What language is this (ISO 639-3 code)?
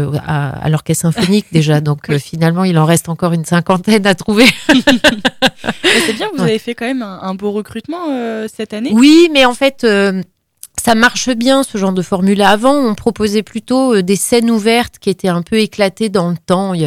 fra